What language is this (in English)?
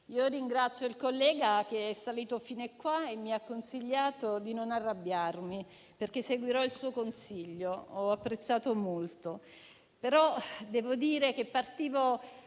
Italian